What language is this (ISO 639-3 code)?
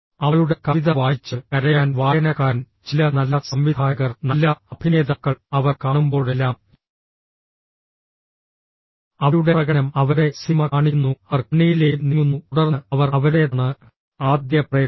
mal